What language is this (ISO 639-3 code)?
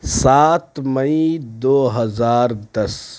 urd